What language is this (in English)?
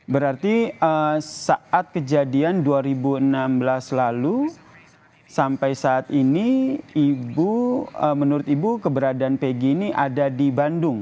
Indonesian